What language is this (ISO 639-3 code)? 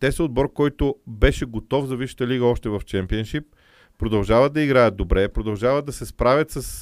bul